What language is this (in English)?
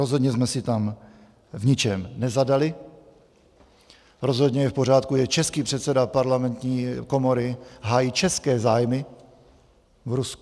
Czech